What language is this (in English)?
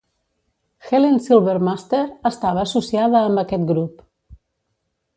Catalan